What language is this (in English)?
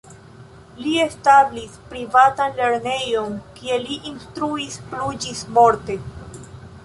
Esperanto